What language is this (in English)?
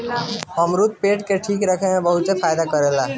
Bhojpuri